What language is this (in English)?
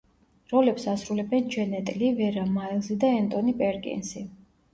Georgian